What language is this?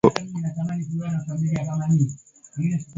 Swahili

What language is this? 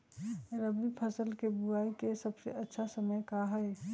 Magahi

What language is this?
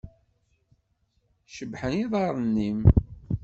Kabyle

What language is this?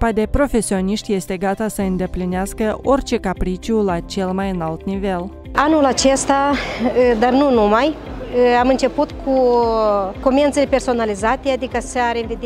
Romanian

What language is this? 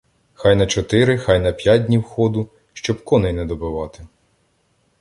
Ukrainian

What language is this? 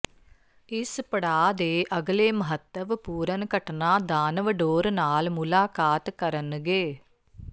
Punjabi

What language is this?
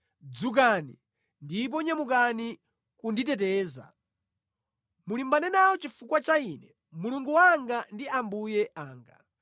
Nyanja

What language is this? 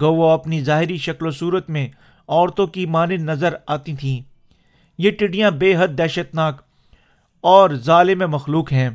Urdu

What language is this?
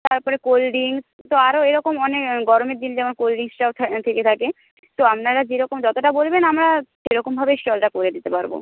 Bangla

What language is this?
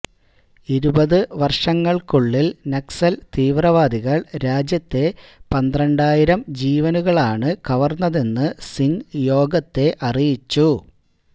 Malayalam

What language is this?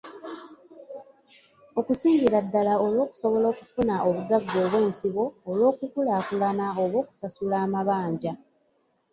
Ganda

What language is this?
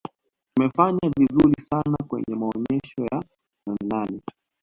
Swahili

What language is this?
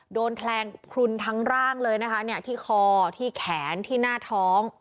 Thai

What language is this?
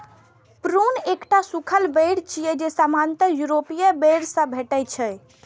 Maithili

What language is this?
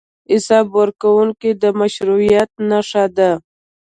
Pashto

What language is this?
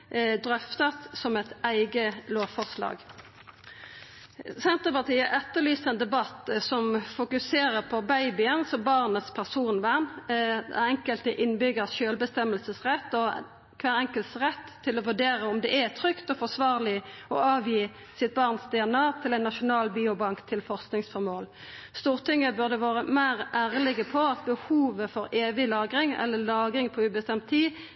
Norwegian Nynorsk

